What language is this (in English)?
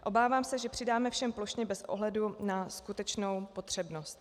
Czech